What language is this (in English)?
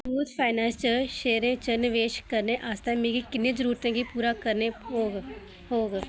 Dogri